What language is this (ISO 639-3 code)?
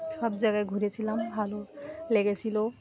ben